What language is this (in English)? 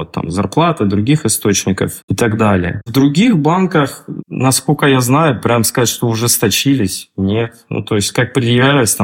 Russian